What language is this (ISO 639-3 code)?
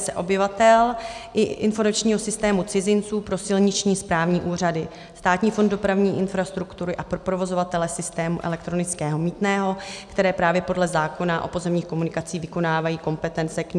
ces